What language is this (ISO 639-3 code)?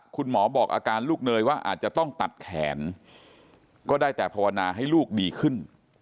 tha